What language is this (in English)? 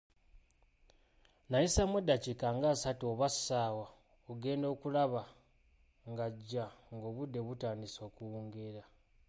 Ganda